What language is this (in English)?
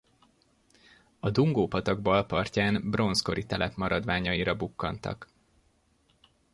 Hungarian